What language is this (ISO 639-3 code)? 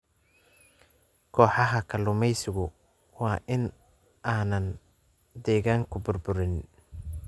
som